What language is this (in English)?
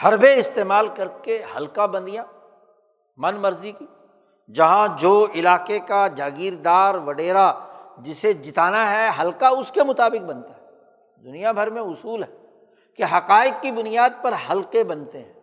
Urdu